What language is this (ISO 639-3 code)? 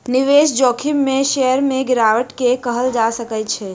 mai